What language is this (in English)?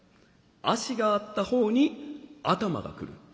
Japanese